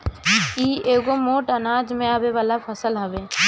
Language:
Bhojpuri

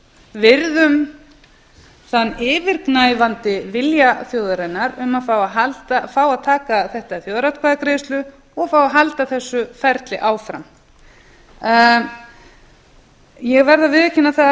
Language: Icelandic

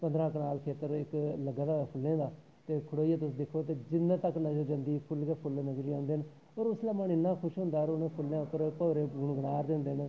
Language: Dogri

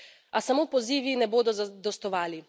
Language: Slovenian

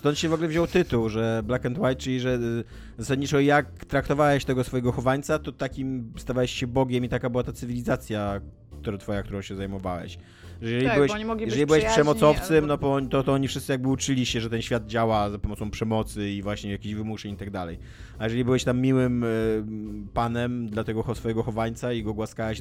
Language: Polish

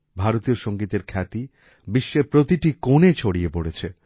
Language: Bangla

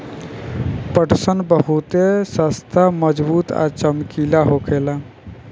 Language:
Bhojpuri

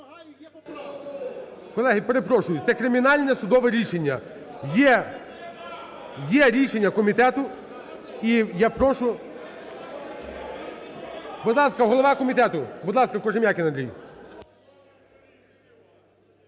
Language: Ukrainian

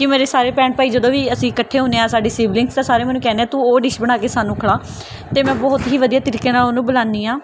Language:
Punjabi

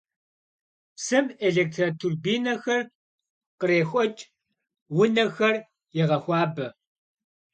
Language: Kabardian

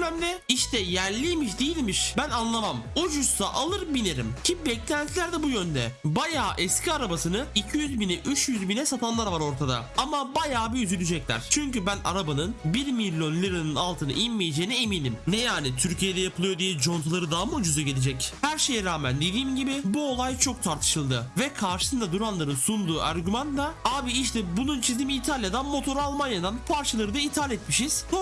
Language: Turkish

